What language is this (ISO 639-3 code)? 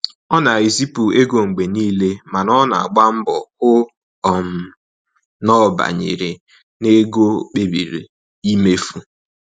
ibo